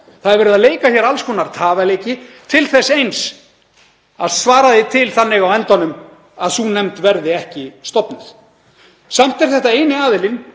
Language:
Icelandic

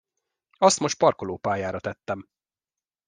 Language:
Hungarian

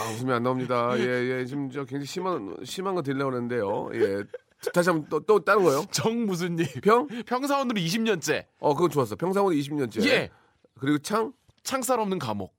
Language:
Korean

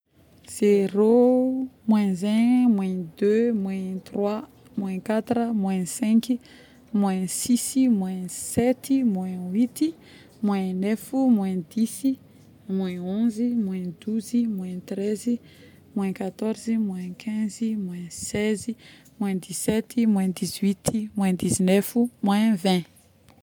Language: Northern Betsimisaraka Malagasy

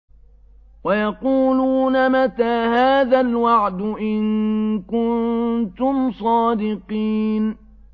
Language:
Arabic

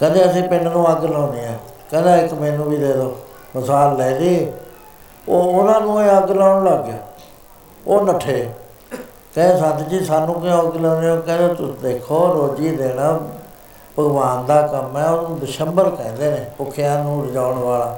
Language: Punjabi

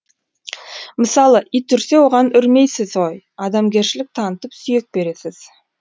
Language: Kazakh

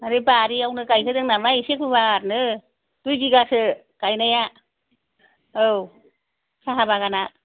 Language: Bodo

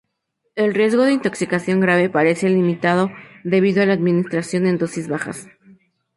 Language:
Spanish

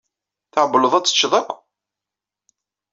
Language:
Kabyle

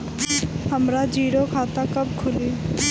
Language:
Bhojpuri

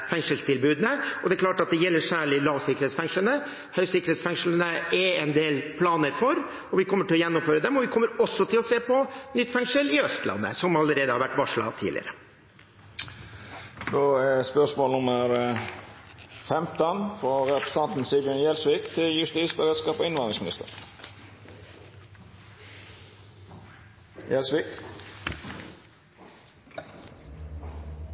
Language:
Norwegian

